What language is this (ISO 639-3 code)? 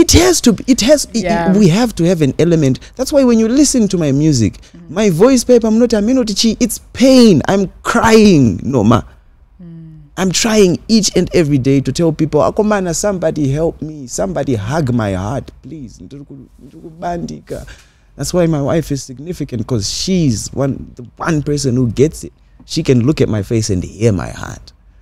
eng